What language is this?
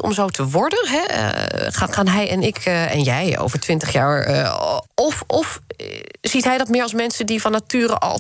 Dutch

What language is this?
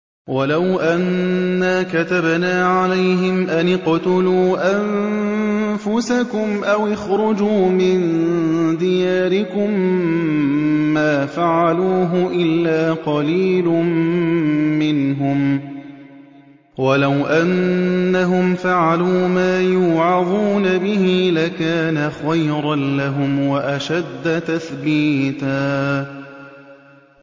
Arabic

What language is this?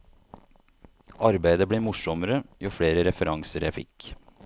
Norwegian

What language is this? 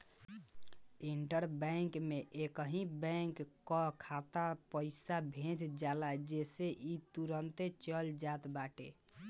Bhojpuri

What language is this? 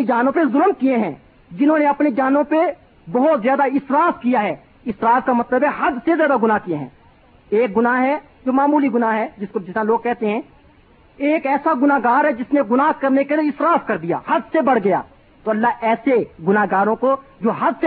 Urdu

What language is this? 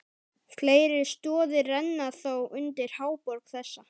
Icelandic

